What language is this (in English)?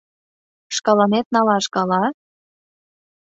Mari